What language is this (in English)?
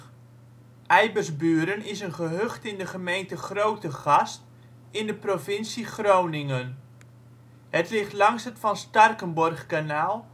Dutch